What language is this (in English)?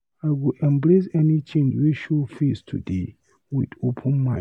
Nigerian Pidgin